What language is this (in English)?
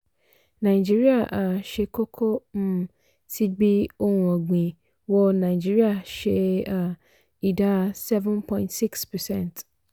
Yoruba